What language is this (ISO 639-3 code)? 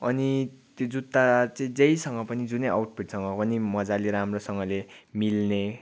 nep